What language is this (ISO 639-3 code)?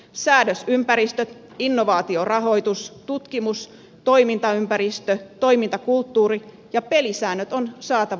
fin